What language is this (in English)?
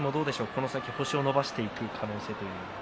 Japanese